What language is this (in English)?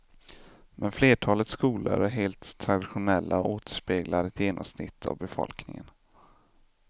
Swedish